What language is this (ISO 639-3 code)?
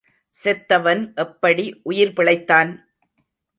tam